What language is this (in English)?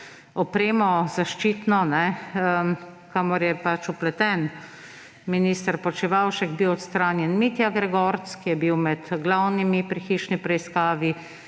Slovenian